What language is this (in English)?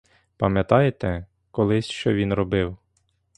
Ukrainian